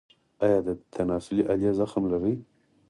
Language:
Pashto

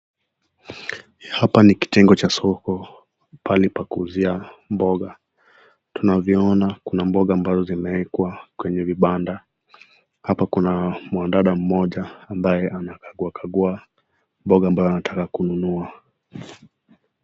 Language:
Swahili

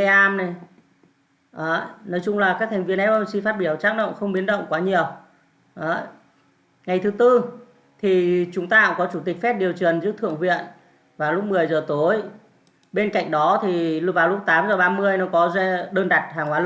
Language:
Vietnamese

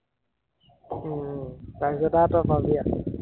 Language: Assamese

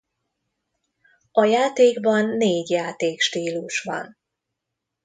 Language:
Hungarian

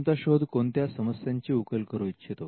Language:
Marathi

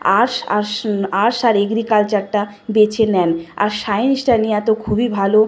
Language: Bangla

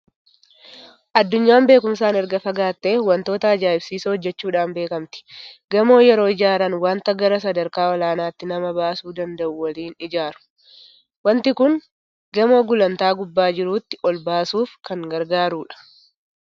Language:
Oromo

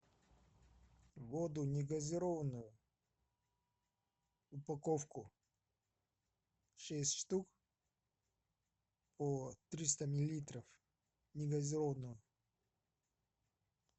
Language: Russian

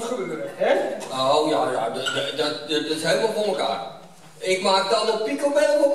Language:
Dutch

